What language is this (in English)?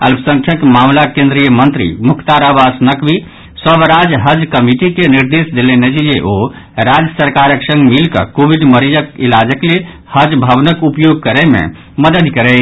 Maithili